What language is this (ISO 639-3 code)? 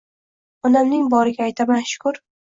uzb